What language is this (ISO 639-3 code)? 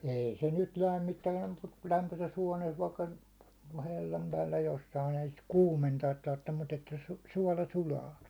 fin